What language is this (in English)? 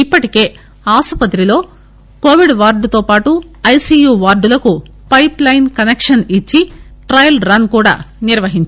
Telugu